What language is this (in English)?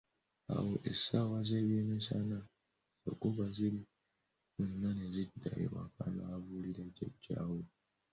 Ganda